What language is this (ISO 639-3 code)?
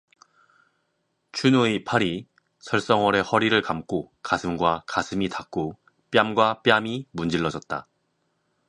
kor